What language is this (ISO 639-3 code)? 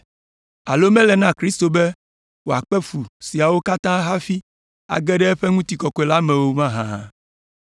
ewe